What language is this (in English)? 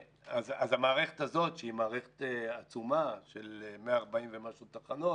Hebrew